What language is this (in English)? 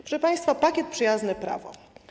Polish